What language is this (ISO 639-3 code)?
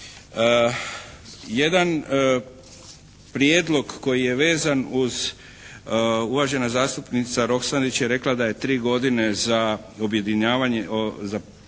hrv